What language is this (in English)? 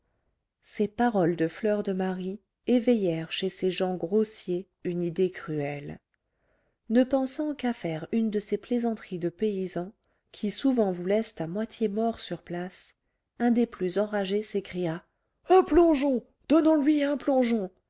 French